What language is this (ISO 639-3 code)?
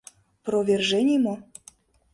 chm